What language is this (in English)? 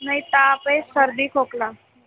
Marathi